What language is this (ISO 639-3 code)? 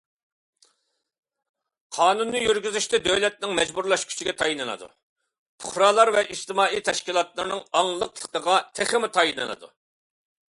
uig